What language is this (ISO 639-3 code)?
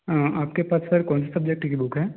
hin